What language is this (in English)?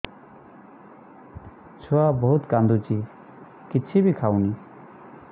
Odia